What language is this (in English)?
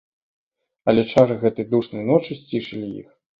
Belarusian